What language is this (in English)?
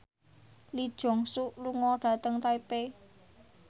Javanese